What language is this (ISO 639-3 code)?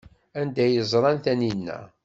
kab